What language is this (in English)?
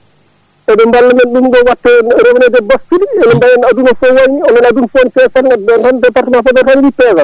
Fula